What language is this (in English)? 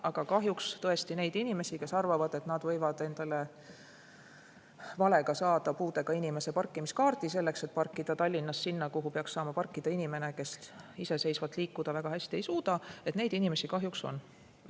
Estonian